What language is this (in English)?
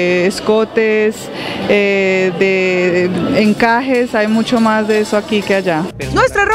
Spanish